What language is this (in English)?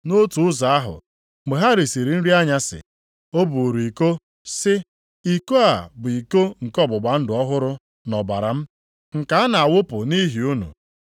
Igbo